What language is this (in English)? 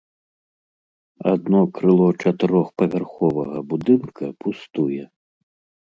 Belarusian